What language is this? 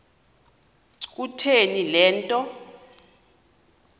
Xhosa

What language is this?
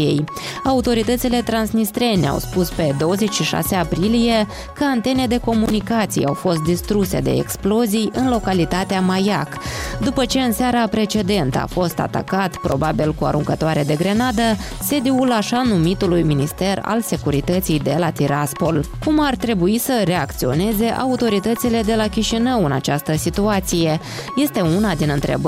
Romanian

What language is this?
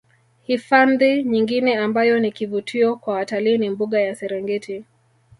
Swahili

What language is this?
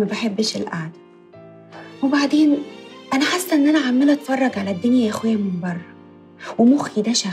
Arabic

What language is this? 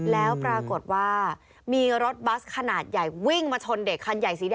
Thai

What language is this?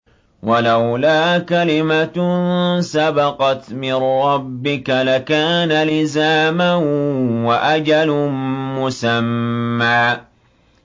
Arabic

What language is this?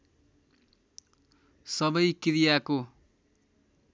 Nepali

